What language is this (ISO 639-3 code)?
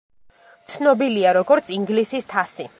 kat